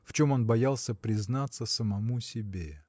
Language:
Russian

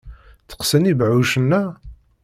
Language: Kabyle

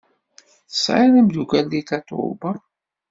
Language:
Kabyle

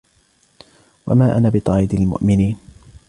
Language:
Arabic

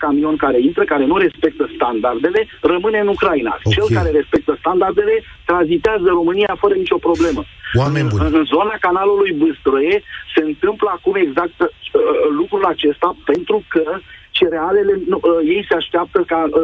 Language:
Romanian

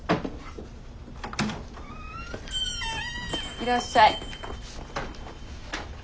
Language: Japanese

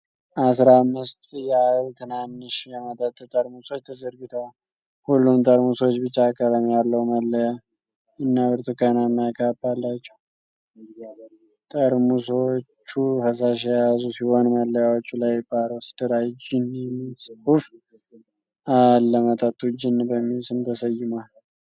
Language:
Amharic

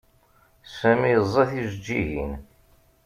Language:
Kabyle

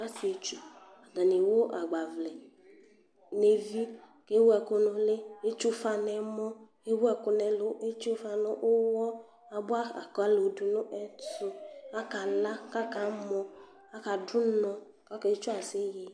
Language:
Ikposo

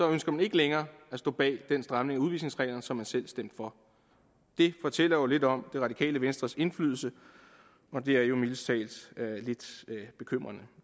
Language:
Danish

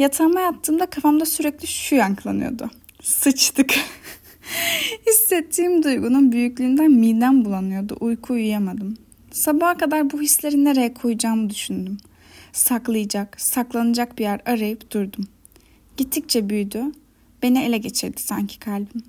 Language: Turkish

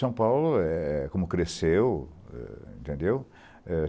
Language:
Portuguese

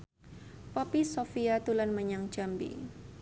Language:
Javanese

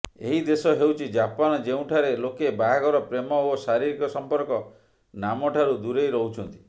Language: Odia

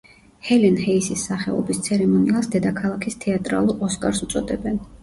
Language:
Georgian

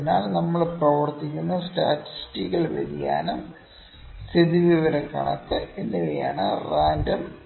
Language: Malayalam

